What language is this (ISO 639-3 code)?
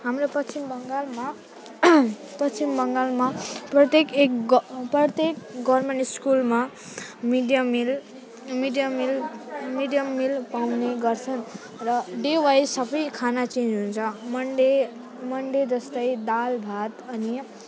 nep